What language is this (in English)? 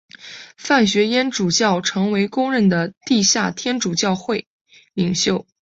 Chinese